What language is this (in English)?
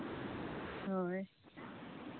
Santali